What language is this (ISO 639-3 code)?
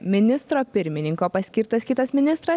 lit